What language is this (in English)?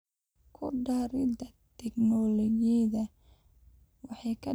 Somali